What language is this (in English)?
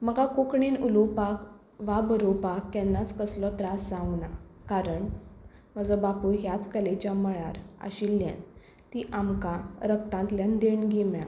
Konkani